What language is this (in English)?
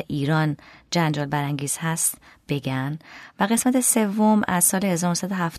Persian